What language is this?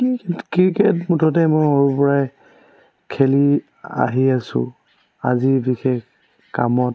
Assamese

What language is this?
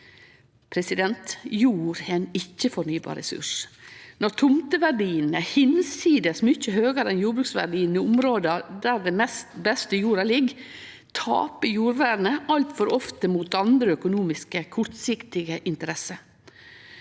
Norwegian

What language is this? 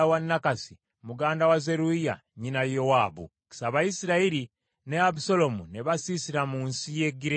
Ganda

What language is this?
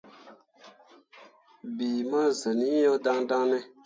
Mundang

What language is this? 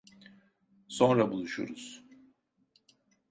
Turkish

